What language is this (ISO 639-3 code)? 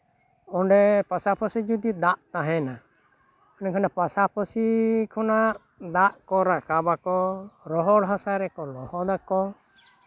sat